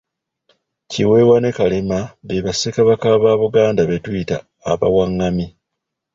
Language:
Ganda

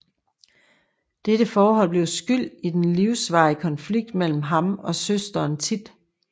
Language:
Danish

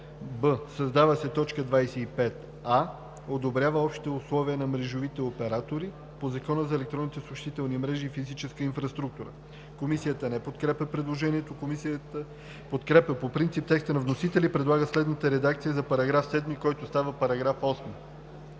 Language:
Bulgarian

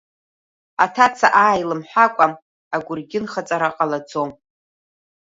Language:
Abkhazian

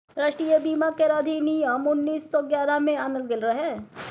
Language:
Maithili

